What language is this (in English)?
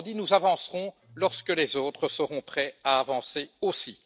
French